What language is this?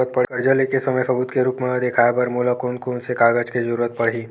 Chhattisgarhi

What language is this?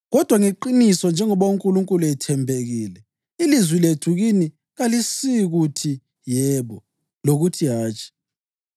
North Ndebele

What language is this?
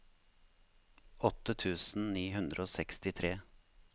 Norwegian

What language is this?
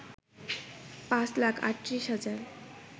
Bangla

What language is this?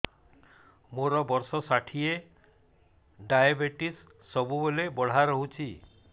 Odia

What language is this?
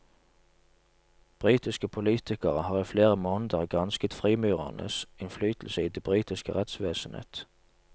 Norwegian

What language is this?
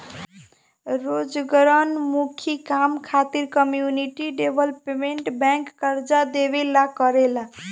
Bhojpuri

